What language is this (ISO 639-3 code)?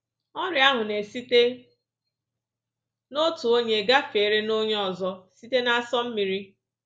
ibo